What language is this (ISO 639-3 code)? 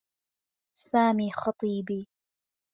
ara